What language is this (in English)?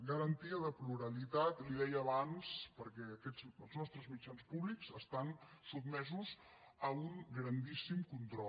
Catalan